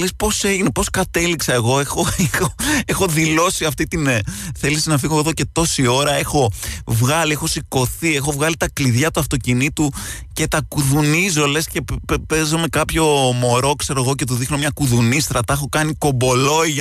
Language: Greek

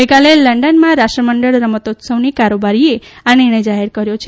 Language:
Gujarati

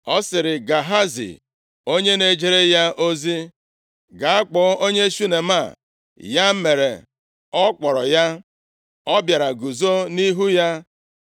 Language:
Igbo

